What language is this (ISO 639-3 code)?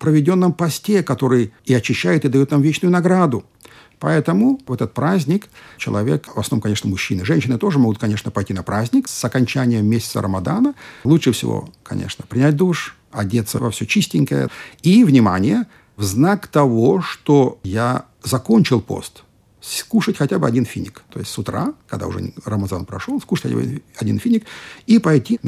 rus